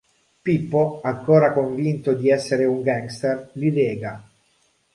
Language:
Italian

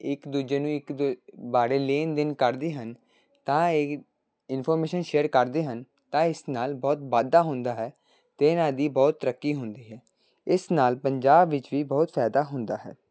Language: Punjabi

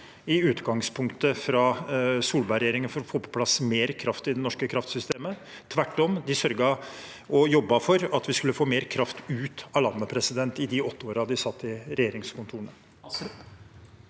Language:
Norwegian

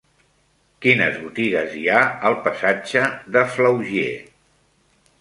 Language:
Catalan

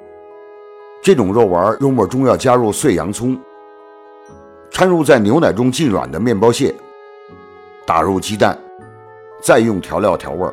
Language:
Chinese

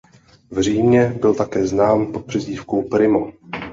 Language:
Czech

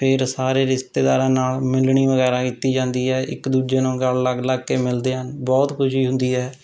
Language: Punjabi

